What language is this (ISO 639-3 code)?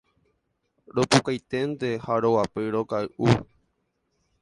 grn